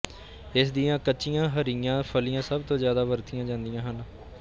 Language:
Punjabi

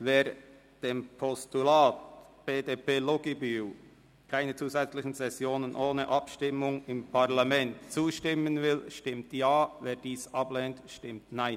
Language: Swiss German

